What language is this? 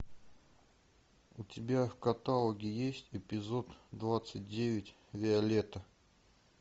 Russian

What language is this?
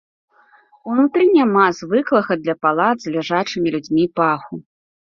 Belarusian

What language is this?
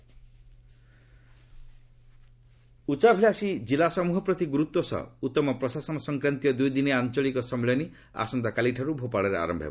Odia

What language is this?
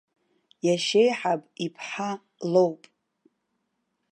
Abkhazian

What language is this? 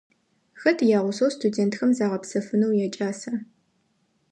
Adyghe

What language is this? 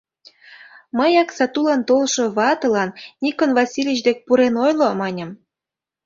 Mari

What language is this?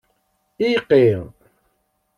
Kabyle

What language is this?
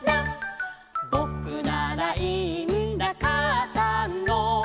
Japanese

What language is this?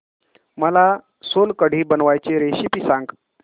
Marathi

